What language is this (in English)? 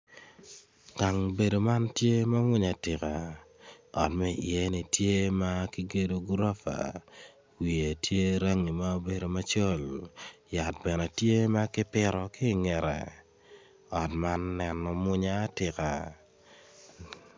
Acoli